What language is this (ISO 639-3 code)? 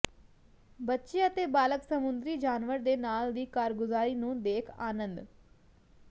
pan